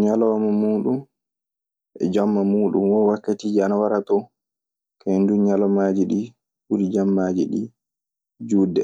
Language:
Maasina Fulfulde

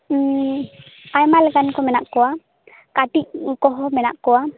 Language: Santali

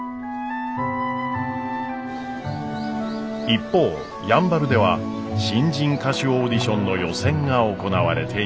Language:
Japanese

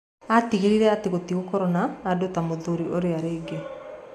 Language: Kikuyu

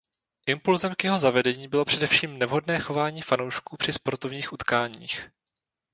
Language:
Czech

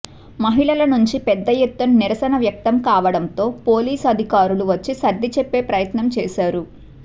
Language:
Telugu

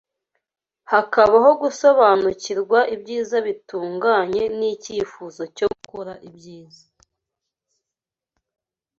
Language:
Kinyarwanda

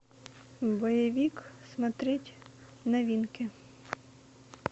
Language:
Russian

